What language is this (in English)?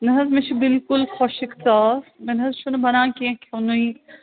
Kashmiri